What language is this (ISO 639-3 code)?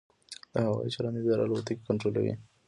pus